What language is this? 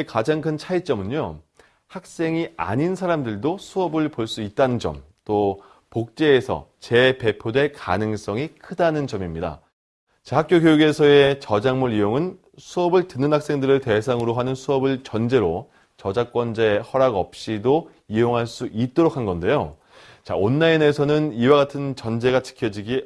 Korean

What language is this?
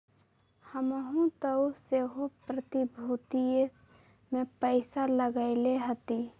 Magahi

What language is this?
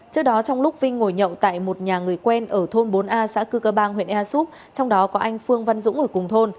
Vietnamese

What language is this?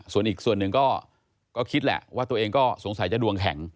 Thai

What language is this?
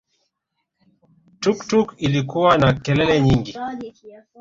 Swahili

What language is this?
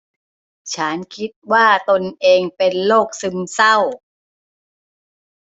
Thai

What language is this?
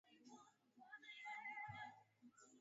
Swahili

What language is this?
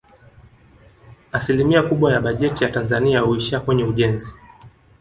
Swahili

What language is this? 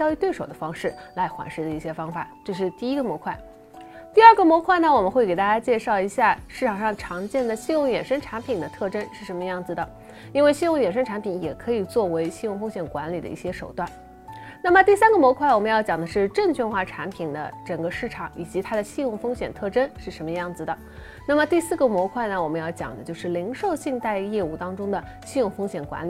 Chinese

